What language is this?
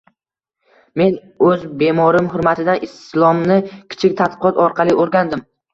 Uzbek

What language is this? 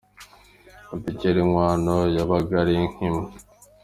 Kinyarwanda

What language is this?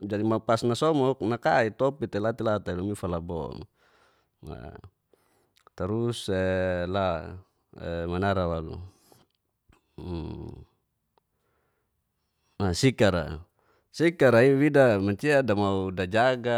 Geser-Gorom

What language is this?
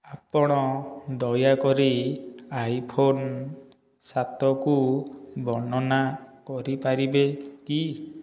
Odia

